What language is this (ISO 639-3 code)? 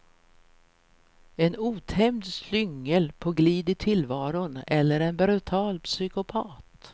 swe